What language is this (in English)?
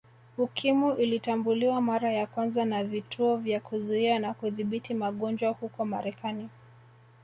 Swahili